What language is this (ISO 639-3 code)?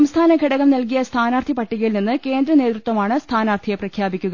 mal